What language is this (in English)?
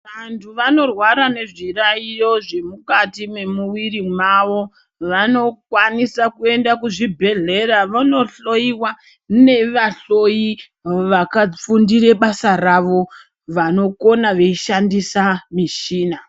Ndau